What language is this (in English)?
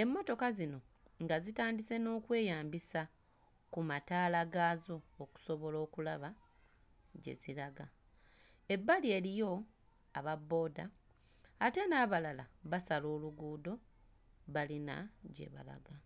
Ganda